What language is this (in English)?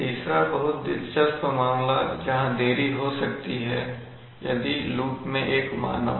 Hindi